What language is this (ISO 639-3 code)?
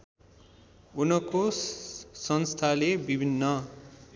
nep